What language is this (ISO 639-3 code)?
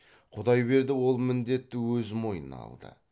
kaz